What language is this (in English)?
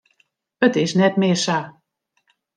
Western Frisian